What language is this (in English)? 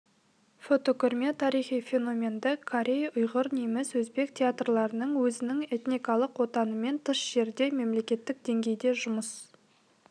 Kazakh